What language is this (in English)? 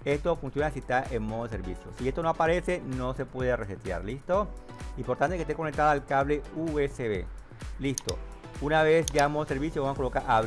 Spanish